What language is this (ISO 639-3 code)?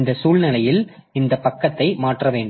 tam